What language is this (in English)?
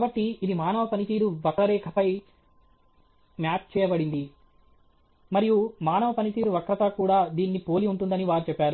Telugu